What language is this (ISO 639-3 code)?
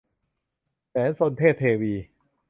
tha